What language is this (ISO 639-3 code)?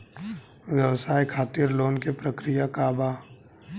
bho